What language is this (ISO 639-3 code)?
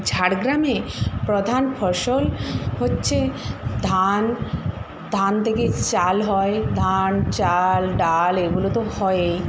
ben